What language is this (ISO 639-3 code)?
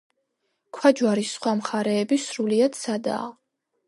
kat